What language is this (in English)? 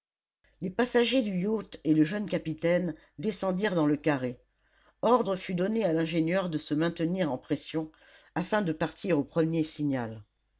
French